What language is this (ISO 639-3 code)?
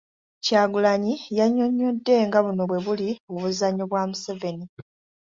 lug